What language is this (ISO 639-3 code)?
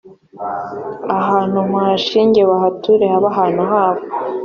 kin